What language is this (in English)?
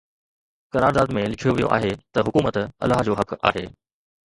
Sindhi